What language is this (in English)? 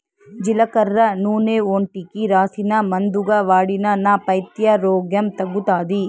Telugu